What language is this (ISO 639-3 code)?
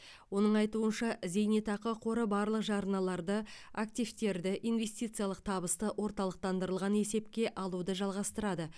kaz